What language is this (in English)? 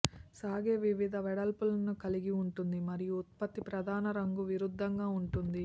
Telugu